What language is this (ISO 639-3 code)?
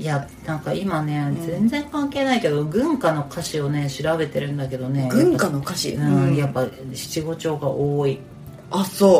jpn